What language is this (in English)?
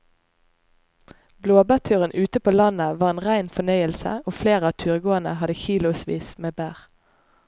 Norwegian